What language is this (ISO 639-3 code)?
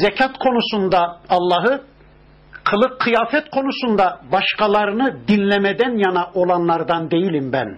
tur